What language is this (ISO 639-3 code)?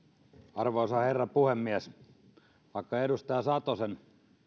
fin